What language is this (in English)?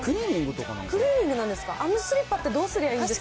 Japanese